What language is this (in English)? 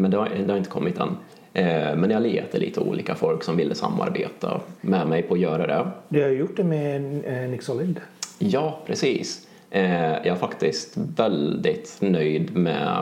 Swedish